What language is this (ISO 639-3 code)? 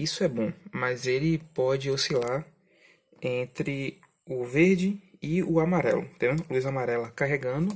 por